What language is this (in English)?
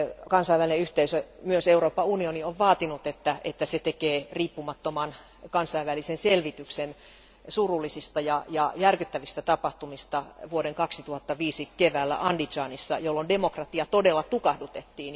Finnish